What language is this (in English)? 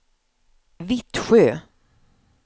Swedish